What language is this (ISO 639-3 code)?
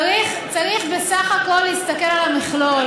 heb